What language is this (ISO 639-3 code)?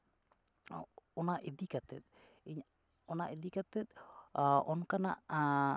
sat